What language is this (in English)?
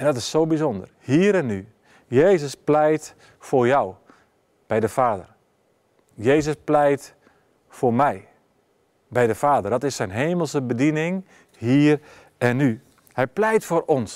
Dutch